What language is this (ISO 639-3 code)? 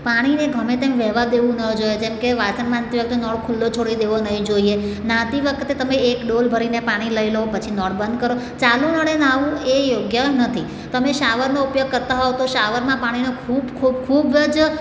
guj